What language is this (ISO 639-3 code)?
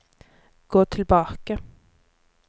nor